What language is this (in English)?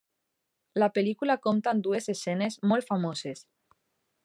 Catalan